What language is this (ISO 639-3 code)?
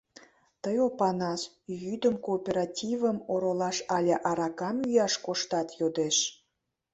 chm